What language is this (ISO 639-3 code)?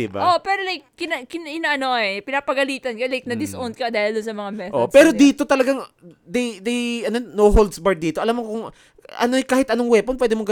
fil